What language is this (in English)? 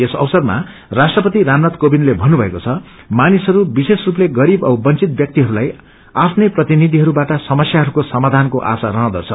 Nepali